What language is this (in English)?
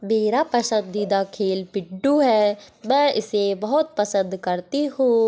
Hindi